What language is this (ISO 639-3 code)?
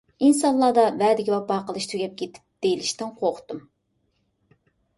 uig